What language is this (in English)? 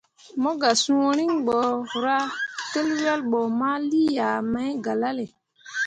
Mundang